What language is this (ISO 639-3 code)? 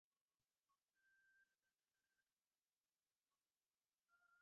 ben